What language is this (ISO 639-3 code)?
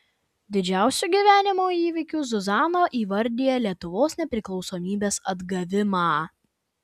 lit